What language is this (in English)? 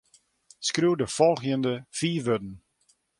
Western Frisian